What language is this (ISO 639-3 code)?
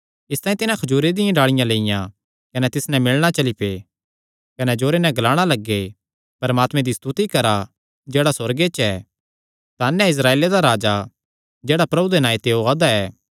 xnr